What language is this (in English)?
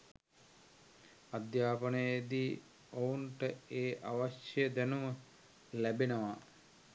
Sinhala